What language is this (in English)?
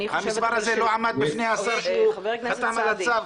Hebrew